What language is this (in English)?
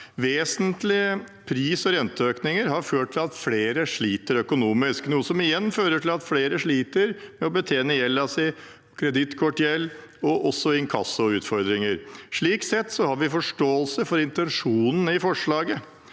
Norwegian